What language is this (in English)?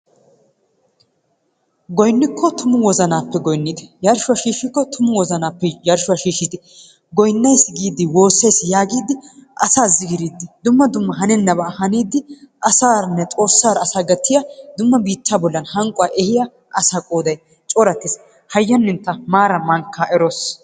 Wolaytta